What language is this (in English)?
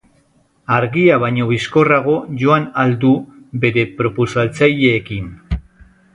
Basque